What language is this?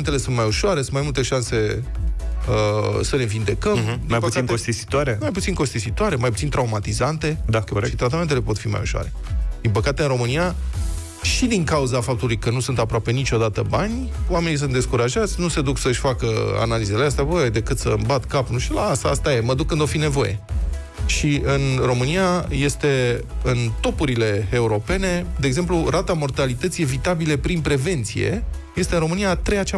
Romanian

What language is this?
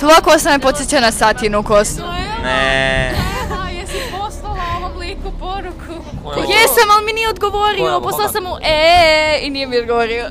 Croatian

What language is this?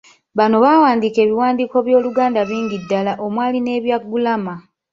Ganda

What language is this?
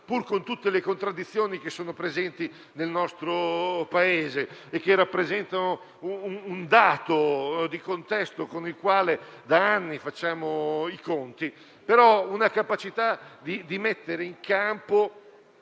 Italian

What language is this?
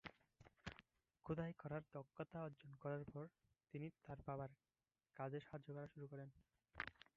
Bangla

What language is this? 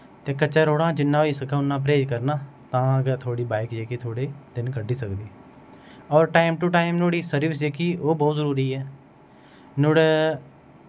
Dogri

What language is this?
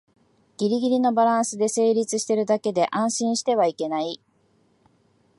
Japanese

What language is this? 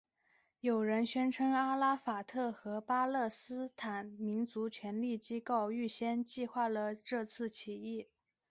Chinese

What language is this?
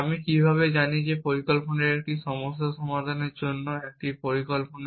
Bangla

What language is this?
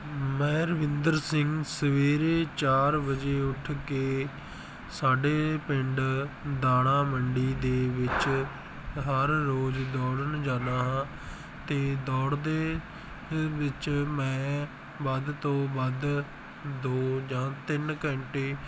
Punjabi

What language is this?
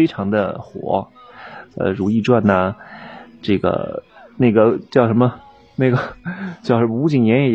Chinese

